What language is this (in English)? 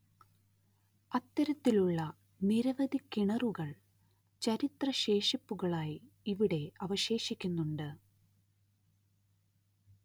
Malayalam